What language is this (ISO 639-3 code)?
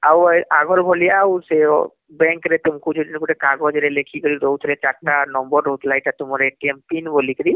ori